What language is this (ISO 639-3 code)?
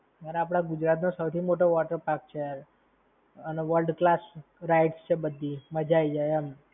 guj